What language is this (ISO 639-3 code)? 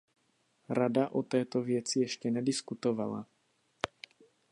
ces